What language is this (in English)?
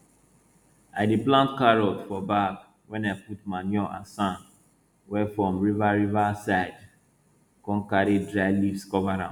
Nigerian Pidgin